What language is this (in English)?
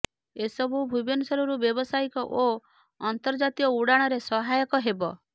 Odia